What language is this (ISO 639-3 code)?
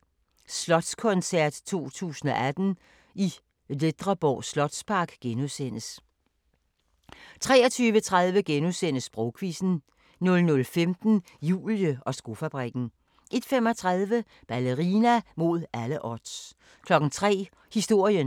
dan